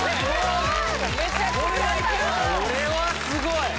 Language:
Japanese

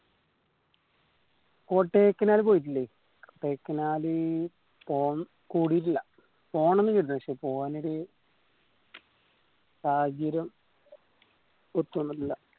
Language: Malayalam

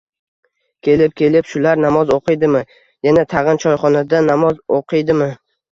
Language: Uzbek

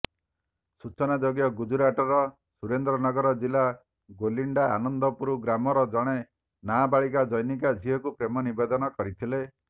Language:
Odia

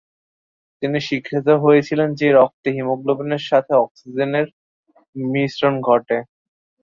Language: Bangla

